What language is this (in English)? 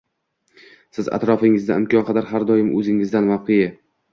Uzbek